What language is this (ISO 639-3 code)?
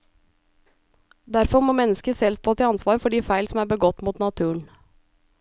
nor